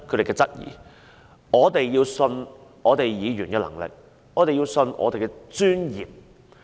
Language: Cantonese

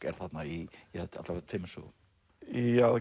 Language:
Icelandic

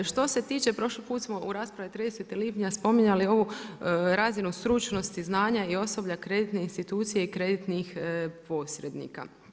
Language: Croatian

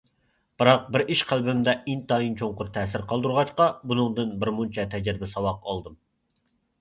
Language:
Uyghur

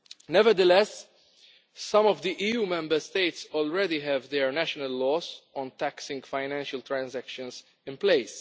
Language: English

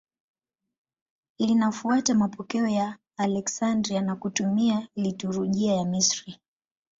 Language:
Swahili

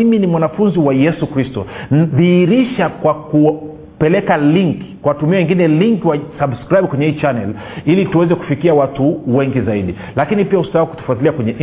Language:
Swahili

